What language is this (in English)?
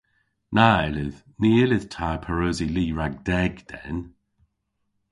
Cornish